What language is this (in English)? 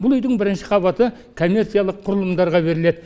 Kazakh